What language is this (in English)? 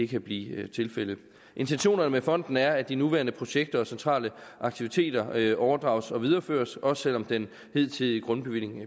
Danish